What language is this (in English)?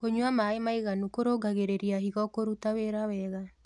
Kikuyu